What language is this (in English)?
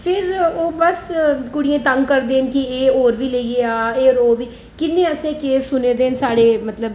Dogri